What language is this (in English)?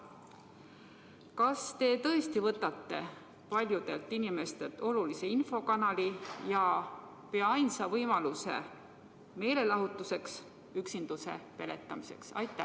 Estonian